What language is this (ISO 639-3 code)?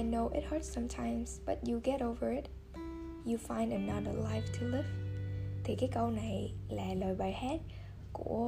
vie